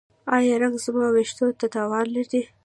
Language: Pashto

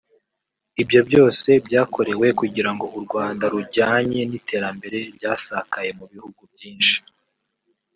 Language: Kinyarwanda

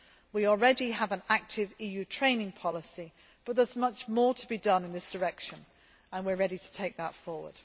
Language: English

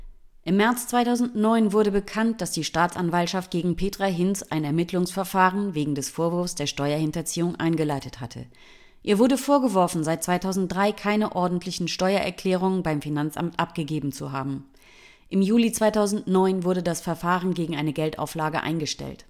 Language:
German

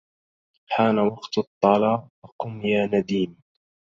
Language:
Arabic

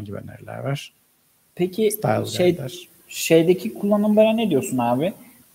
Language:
Turkish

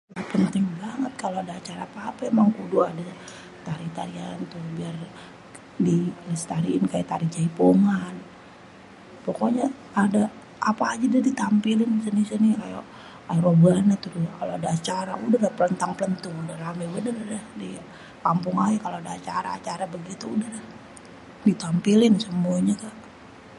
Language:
Betawi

